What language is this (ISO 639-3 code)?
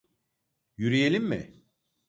tur